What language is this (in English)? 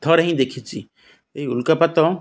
Odia